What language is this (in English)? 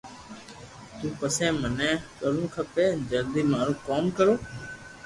Loarki